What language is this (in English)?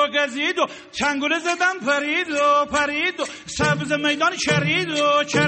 Persian